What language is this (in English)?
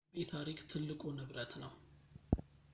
Amharic